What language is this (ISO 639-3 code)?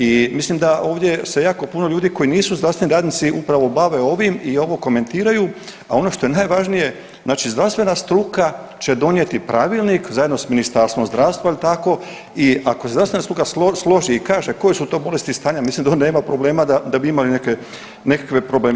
hrv